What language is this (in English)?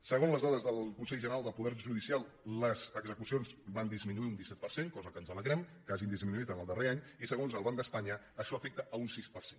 Catalan